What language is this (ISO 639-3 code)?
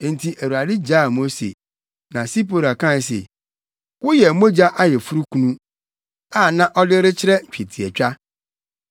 aka